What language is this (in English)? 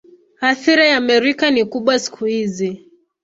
Swahili